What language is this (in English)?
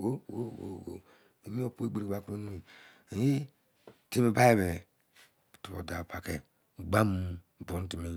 Izon